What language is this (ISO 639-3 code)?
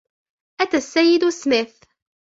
ara